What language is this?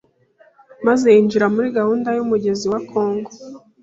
Kinyarwanda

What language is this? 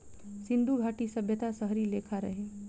Bhojpuri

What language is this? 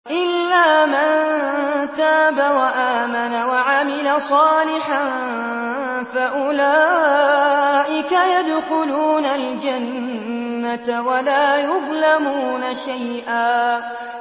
Arabic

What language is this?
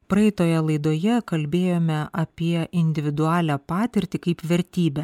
Lithuanian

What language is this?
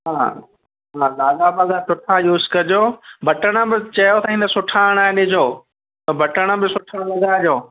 Sindhi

